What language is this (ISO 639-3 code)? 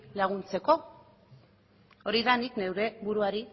eus